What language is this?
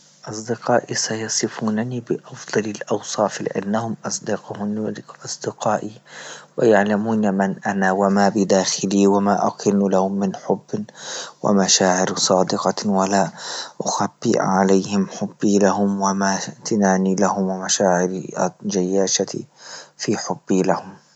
Libyan Arabic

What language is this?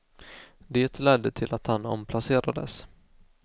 Swedish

